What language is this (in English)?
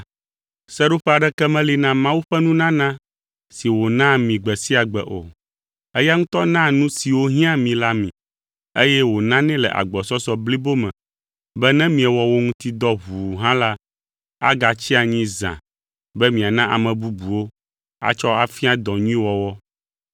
Ewe